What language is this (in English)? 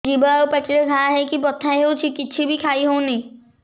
Odia